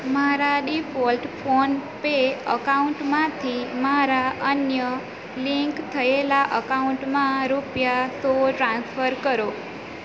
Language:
Gujarati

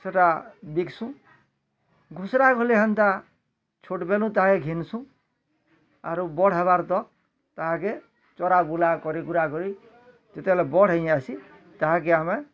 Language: Odia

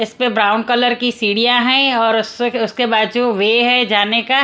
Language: Hindi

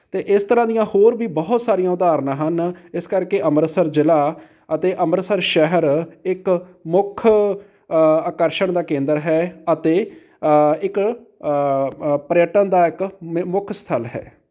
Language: Punjabi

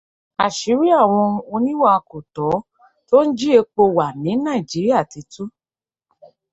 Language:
Yoruba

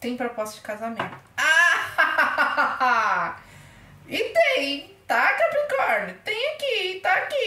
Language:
Portuguese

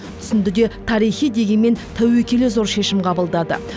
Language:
Kazakh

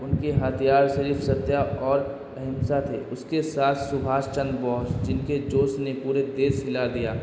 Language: Urdu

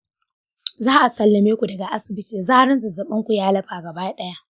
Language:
Hausa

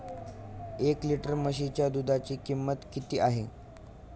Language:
Marathi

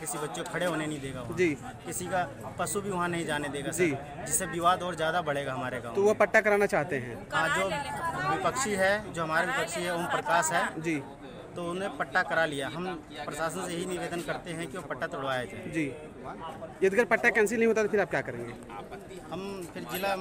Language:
Hindi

